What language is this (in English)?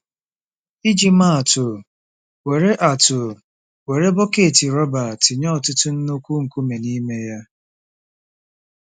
Igbo